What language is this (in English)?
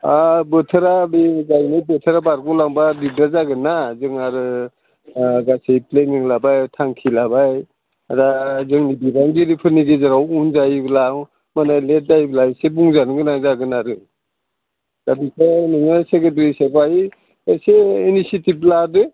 Bodo